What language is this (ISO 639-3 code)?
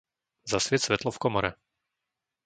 slk